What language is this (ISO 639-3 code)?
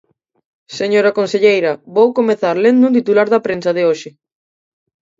glg